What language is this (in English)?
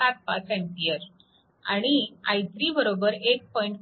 Marathi